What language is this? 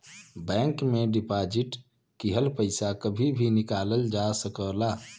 Bhojpuri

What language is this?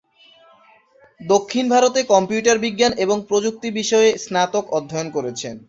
Bangla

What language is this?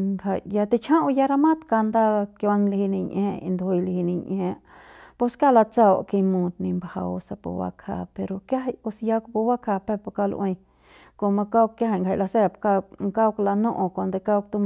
Central Pame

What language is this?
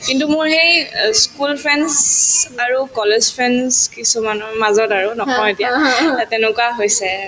Assamese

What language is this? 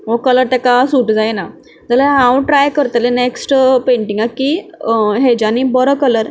Konkani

